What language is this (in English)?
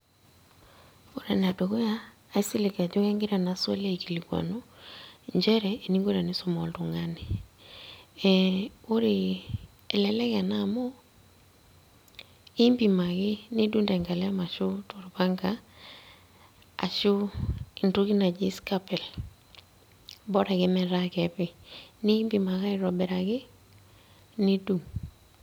Masai